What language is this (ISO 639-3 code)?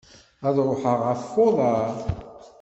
kab